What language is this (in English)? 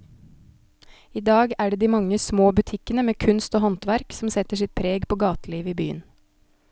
Norwegian